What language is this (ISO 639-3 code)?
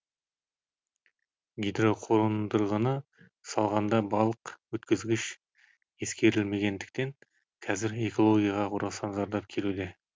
kaz